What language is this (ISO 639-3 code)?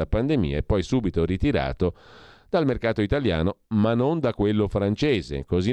ita